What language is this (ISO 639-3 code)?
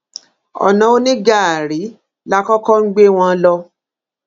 yor